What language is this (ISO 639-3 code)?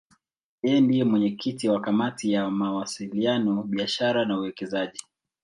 swa